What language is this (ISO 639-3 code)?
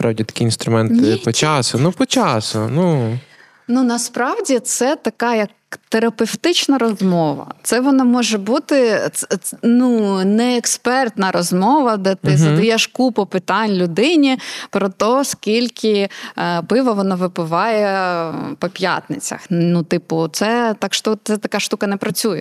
ukr